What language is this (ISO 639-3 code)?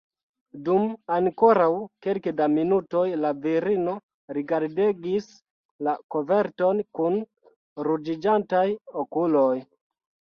epo